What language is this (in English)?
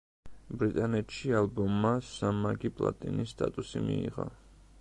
Georgian